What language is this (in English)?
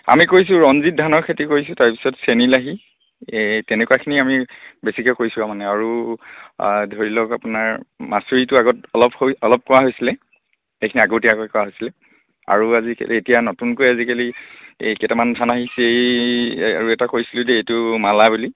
Assamese